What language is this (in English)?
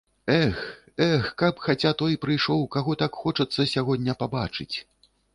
Belarusian